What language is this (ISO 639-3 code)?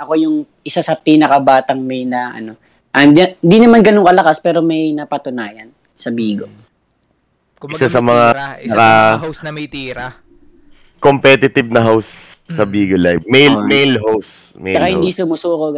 fil